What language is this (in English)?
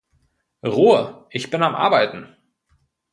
German